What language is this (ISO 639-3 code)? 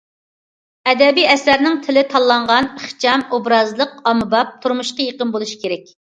uig